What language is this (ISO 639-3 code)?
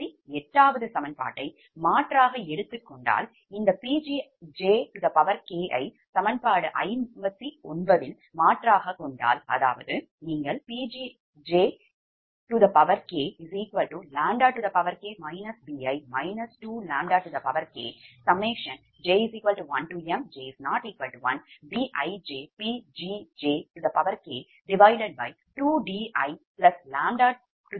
tam